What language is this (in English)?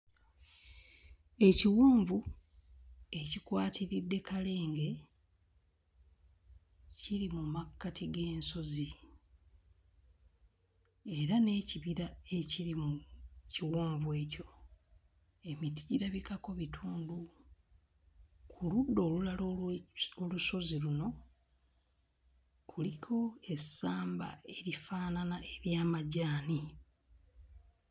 Ganda